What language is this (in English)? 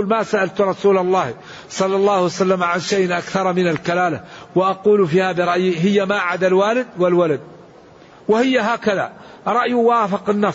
Arabic